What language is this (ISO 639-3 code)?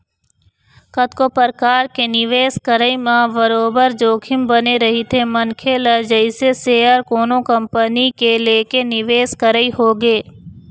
hne